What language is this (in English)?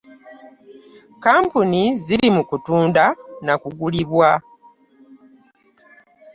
Ganda